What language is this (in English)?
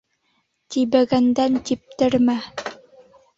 Bashkir